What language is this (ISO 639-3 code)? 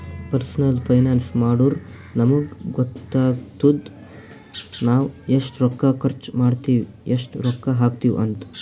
kan